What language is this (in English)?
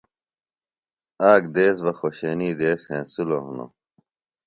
Phalura